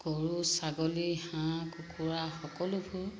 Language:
Assamese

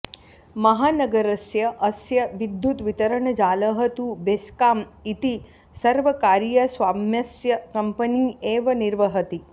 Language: Sanskrit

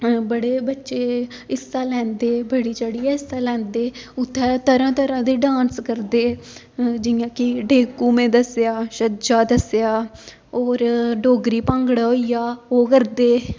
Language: Dogri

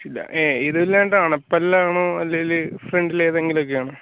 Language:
Malayalam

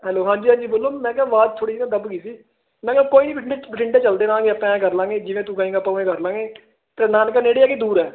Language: Punjabi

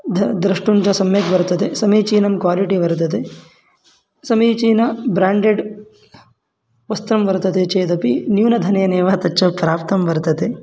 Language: Sanskrit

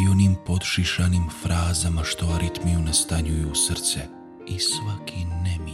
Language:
Croatian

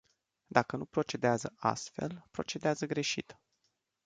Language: Romanian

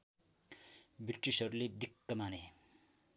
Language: Nepali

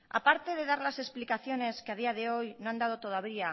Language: Spanish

